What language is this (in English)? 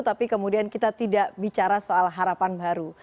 Indonesian